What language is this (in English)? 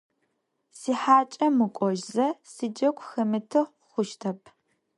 Adyghe